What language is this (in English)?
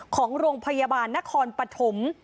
Thai